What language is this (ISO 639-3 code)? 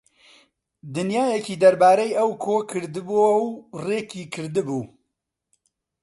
ckb